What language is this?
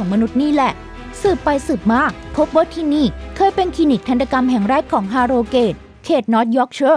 Thai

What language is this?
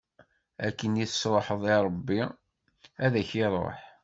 Kabyle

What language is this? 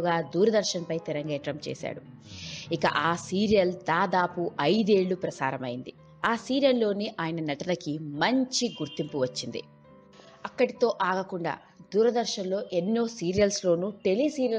English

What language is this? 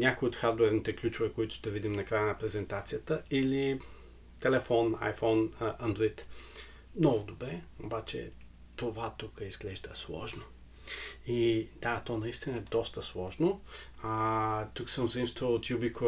Bulgarian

